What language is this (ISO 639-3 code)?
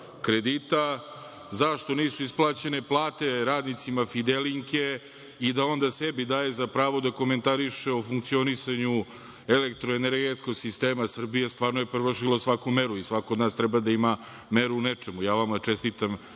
srp